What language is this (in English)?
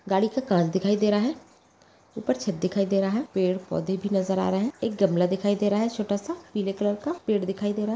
Magahi